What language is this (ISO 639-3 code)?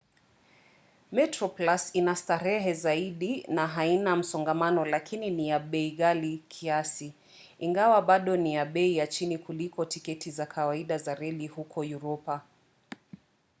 swa